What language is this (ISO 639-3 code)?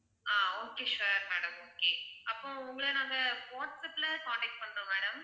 tam